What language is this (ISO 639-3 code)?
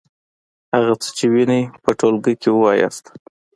pus